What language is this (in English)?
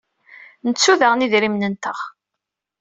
Kabyle